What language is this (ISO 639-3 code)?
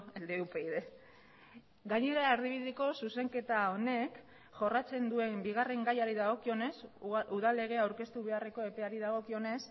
eus